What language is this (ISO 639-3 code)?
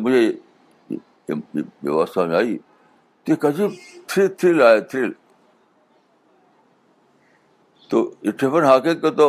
urd